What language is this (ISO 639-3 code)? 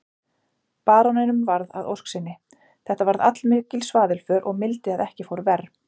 isl